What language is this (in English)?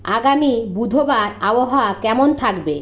Bangla